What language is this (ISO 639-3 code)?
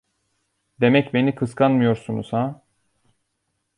tur